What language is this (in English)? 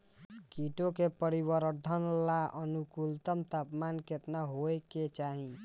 Bhojpuri